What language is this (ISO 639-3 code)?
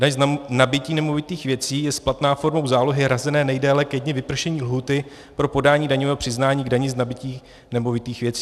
ces